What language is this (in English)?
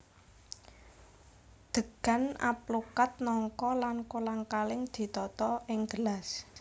Javanese